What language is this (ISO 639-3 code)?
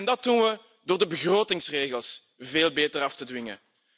nld